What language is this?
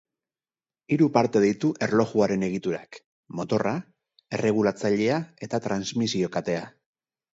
Basque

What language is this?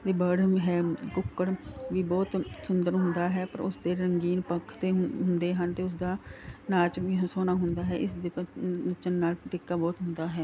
Punjabi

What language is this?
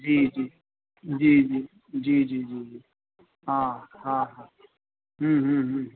Sindhi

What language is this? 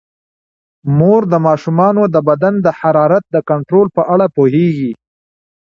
Pashto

